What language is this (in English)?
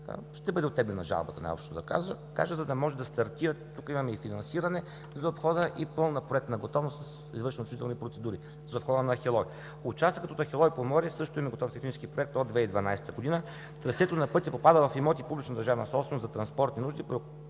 Bulgarian